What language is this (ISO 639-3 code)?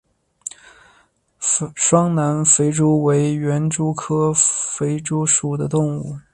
zho